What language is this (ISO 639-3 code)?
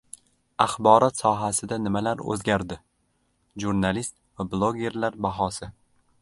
uzb